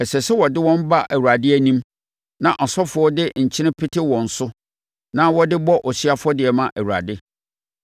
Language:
Akan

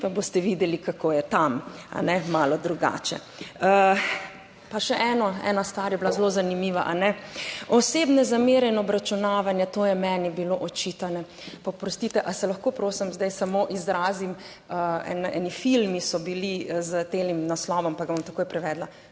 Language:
Slovenian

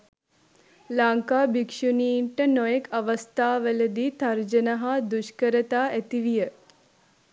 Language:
Sinhala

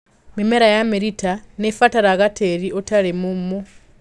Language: Kikuyu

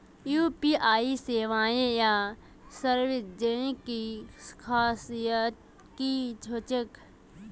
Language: Magahi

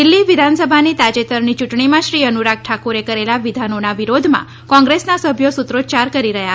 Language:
Gujarati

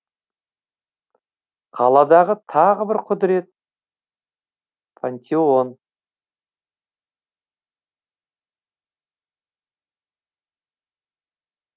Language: Kazakh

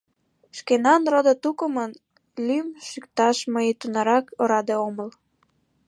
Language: Mari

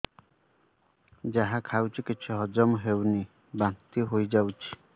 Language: Odia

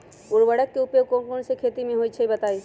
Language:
Magahi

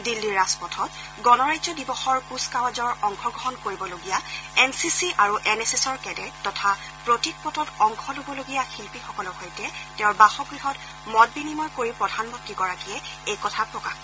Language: Assamese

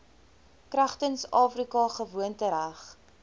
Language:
Afrikaans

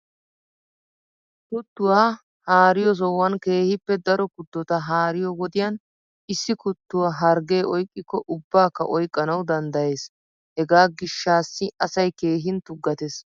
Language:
Wolaytta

